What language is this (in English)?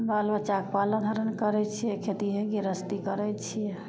Maithili